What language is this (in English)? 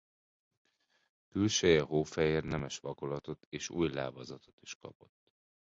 Hungarian